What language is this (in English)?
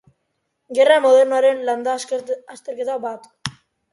Basque